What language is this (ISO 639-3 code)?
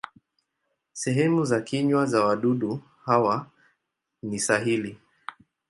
swa